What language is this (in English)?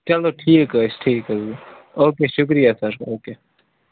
Kashmiri